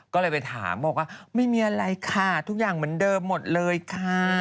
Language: Thai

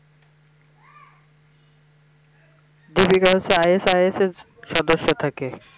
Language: Bangla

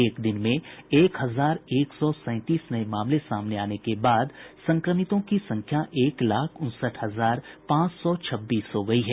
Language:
Hindi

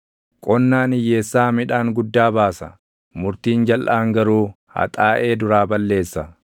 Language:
Oromo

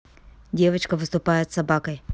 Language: Russian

